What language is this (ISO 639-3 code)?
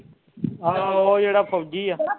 pan